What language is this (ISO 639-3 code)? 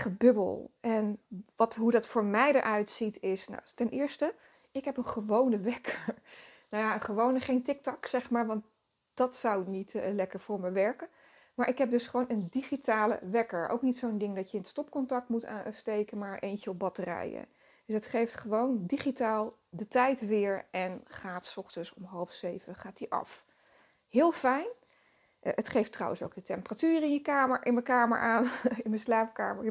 nld